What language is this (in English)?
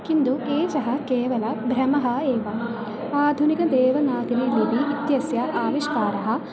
Sanskrit